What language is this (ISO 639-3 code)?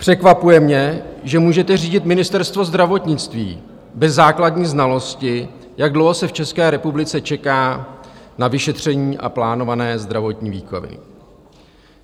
ces